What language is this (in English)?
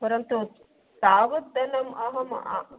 Sanskrit